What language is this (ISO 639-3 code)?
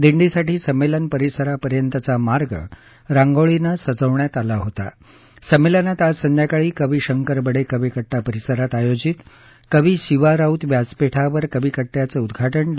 mar